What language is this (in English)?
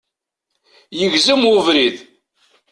Kabyle